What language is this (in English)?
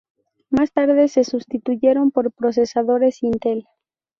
Spanish